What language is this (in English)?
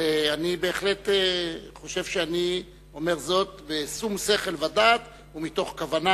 Hebrew